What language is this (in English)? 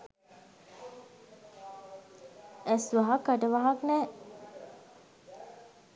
Sinhala